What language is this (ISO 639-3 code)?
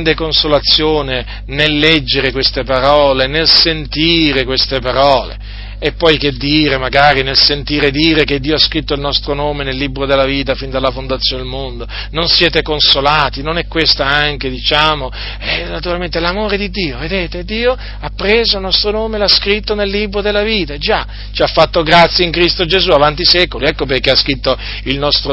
ita